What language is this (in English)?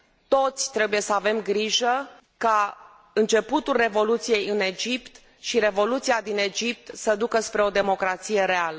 Romanian